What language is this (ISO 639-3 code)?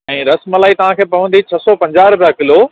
snd